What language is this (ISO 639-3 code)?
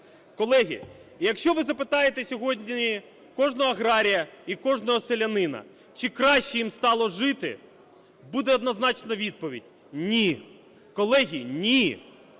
ukr